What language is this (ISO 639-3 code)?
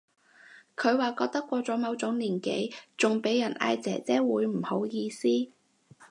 yue